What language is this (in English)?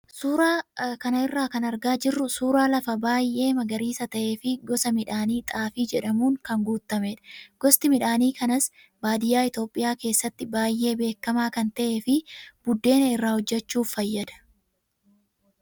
Oromo